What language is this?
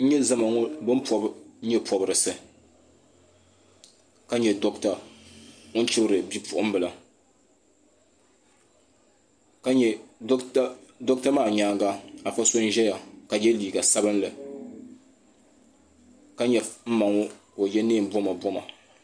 Dagbani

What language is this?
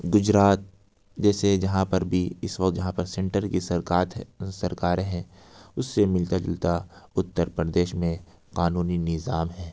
Urdu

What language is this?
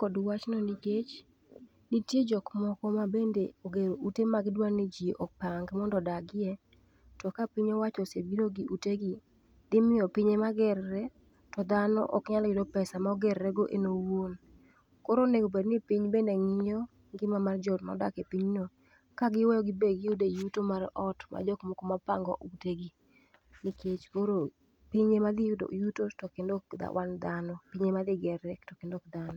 Luo (Kenya and Tanzania)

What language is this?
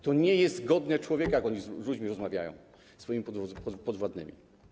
Polish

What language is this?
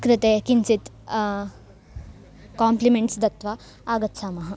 Sanskrit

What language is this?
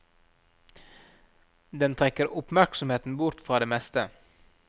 Norwegian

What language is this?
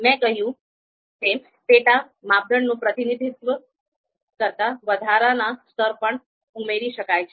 Gujarati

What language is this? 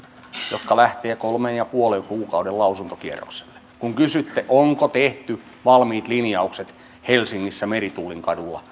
Finnish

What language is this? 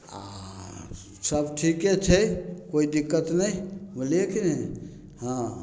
Maithili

